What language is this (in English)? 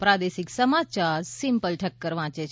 Gujarati